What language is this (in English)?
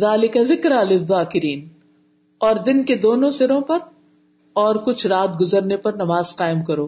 Urdu